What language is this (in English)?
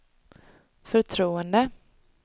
Swedish